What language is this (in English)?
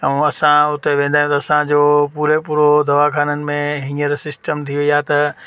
Sindhi